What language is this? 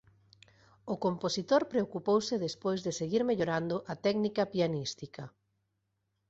Galician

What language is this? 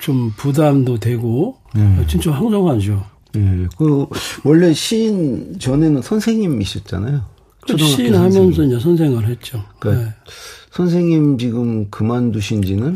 Korean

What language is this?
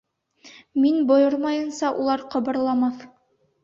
Bashkir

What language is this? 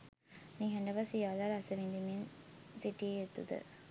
Sinhala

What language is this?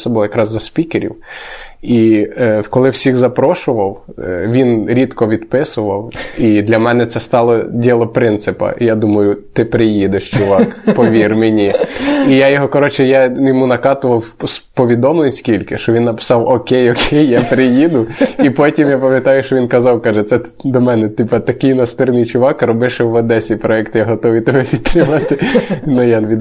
Ukrainian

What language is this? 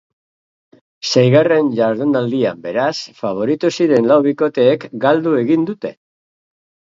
Basque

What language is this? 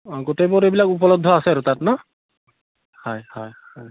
Assamese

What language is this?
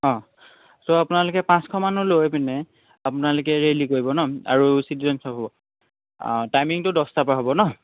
Assamese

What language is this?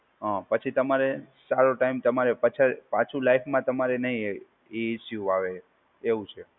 Gujarati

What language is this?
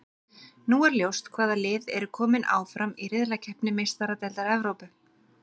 Icelandic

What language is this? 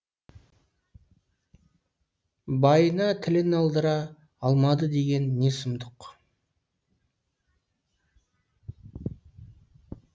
Kazakh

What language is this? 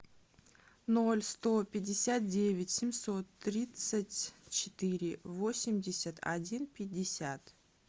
Russian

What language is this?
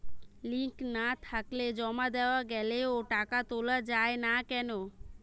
Bangla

